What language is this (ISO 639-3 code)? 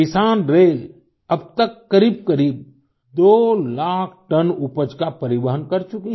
hin